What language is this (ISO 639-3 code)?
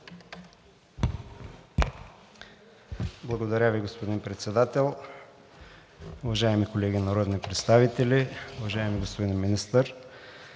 bul